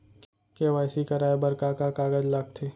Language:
Chhattisgarhi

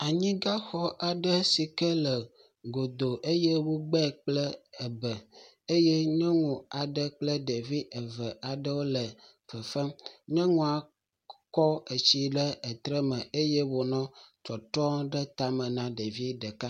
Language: Ewe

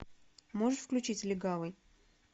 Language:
Russian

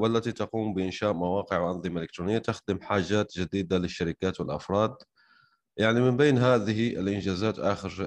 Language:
Arabic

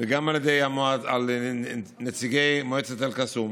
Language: Hebrew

